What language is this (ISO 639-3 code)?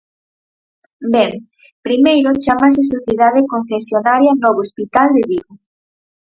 glg